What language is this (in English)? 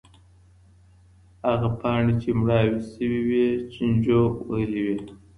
Pashto